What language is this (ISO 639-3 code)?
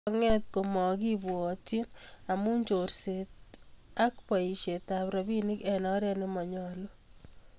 kln